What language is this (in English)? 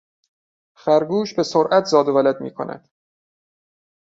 Persian